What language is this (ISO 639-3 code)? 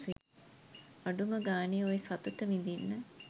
sin